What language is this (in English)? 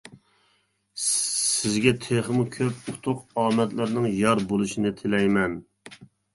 Uyghur